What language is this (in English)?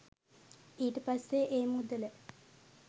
Sinhala